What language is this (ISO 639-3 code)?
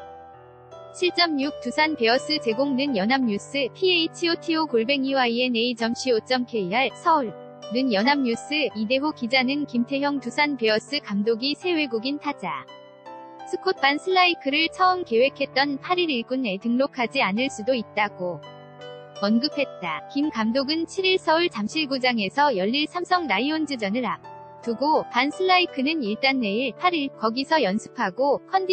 kor